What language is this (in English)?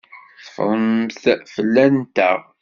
Kabyle